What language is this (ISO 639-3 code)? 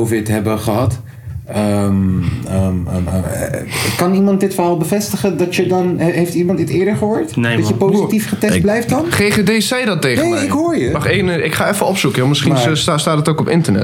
nld